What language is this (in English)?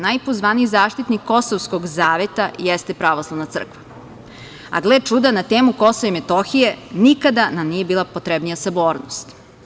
Serbian